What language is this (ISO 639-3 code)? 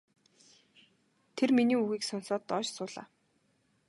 mon